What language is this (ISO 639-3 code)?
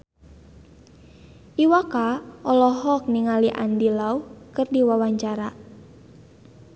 sun